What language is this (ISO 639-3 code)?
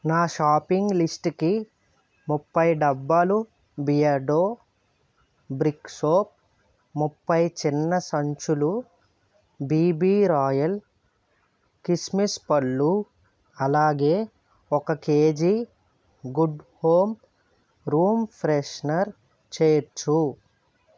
tel